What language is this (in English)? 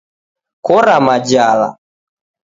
Taita